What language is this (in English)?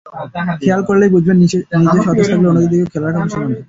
Bangla